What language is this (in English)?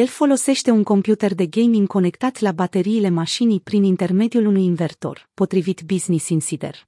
Romanian